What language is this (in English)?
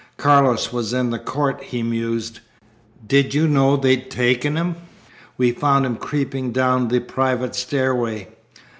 English